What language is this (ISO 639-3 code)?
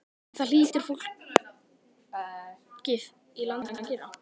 isl